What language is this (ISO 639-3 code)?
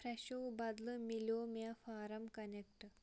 kas